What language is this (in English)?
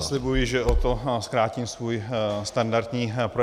Czech